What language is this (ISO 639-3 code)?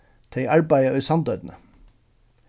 fao